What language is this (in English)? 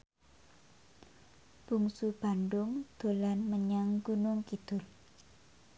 Javanese